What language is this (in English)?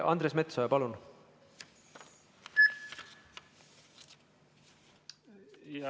Estonian